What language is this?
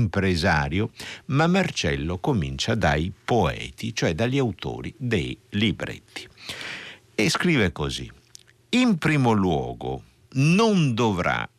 Italian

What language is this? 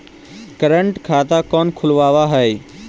Magahi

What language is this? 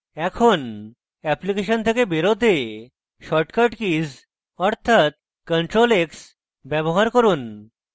Bangla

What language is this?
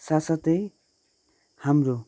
Nepali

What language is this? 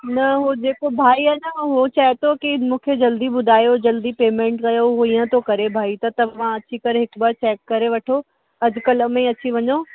Sindhi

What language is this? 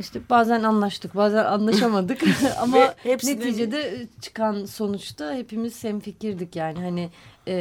Turkish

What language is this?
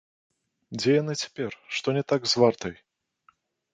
Belarusian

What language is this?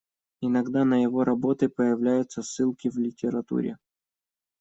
Russian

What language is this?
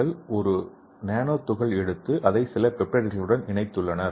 Tamil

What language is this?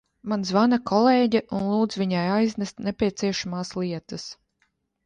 Latvian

